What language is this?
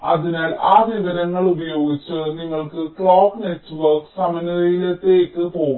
Malayalam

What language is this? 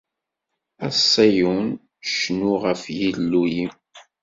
Kabyle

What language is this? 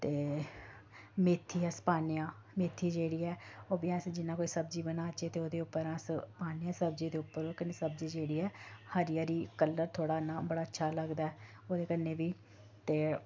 Dogri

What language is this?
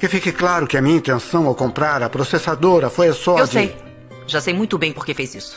Portuguese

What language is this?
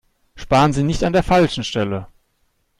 German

